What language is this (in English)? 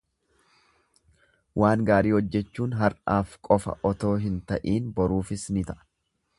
Oromo